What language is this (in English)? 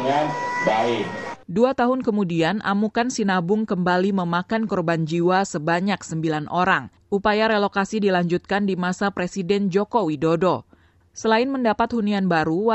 Indonesian